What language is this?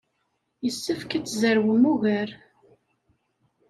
Kabyle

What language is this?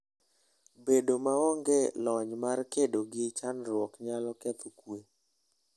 Luo (Kenya and Tanzania)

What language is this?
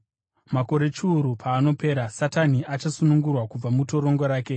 Shona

